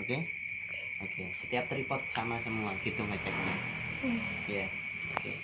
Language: Indonesian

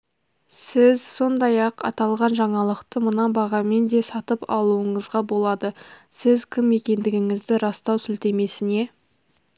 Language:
Kazakh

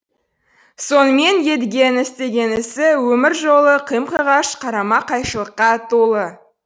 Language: Kazakh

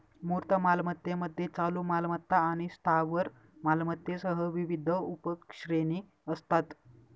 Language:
Marathi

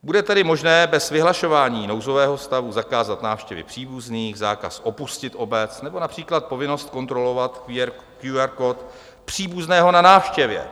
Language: Czech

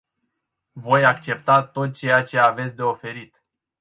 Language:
Romanian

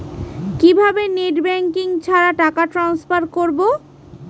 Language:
Bangla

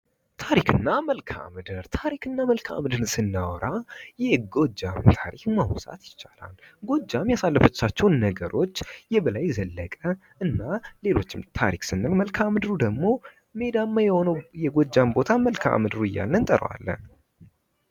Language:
Amharic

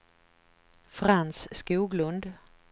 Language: Swedish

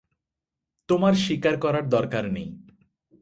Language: Bangla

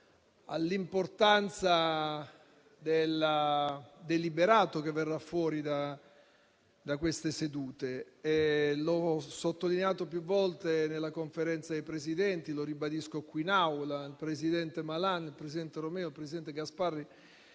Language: Italian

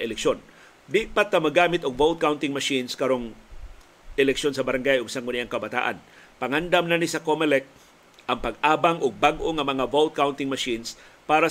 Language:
Filipino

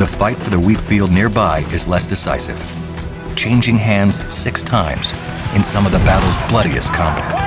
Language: English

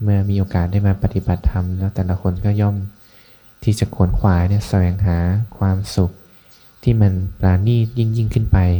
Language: Thai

